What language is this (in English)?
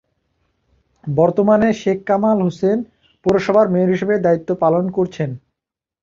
Bangla